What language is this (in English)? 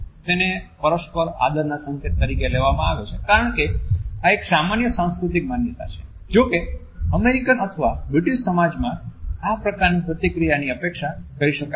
Gujarati